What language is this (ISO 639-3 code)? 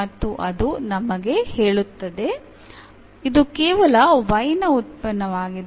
kan